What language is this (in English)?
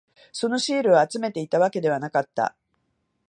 Japanese